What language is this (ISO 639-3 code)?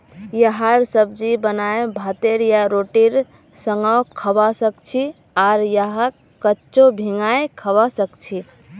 mag